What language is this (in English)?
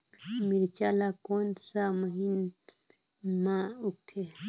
Chhattisgarhi